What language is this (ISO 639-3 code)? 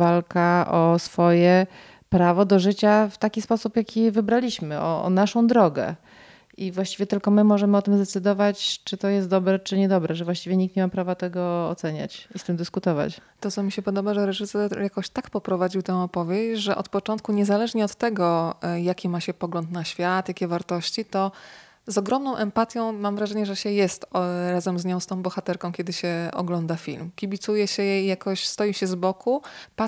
pol